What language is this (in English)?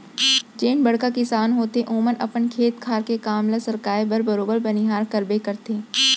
Chhattisgarhi